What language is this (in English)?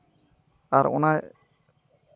Santali